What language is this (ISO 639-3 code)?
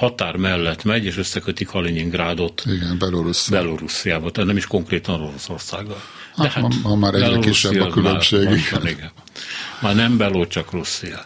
hun